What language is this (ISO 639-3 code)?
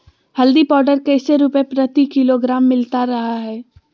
mag